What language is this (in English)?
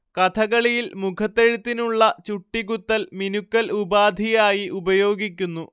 Malayalam